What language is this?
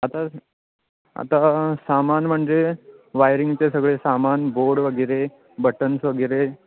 Marathi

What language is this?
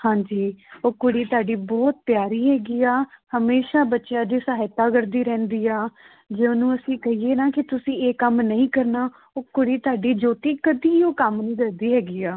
Punjabi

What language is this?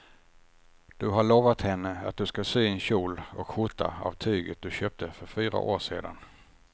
Swedish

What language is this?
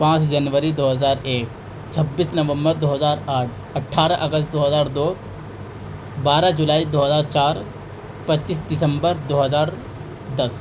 Urdu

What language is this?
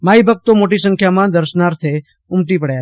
Gujarati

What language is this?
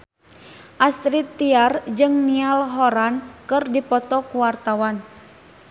Sundanese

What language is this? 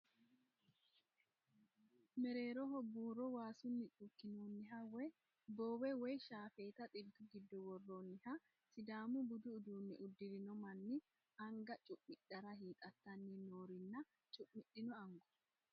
Sidamo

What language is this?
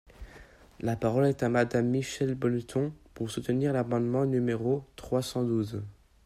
French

